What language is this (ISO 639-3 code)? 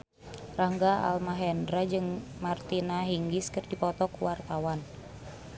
sun